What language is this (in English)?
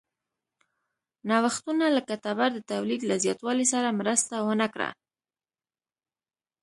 Pashto